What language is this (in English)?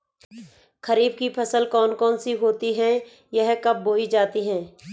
Hindi